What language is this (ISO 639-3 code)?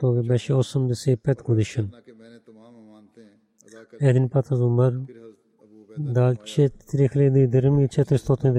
bul